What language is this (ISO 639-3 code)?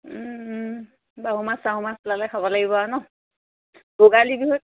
asm